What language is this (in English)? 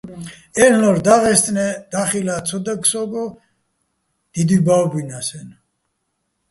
Bats